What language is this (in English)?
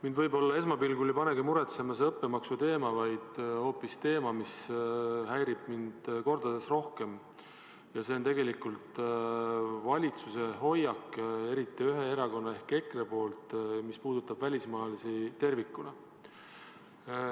Estonian